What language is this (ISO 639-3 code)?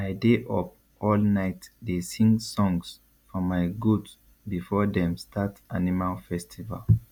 pcm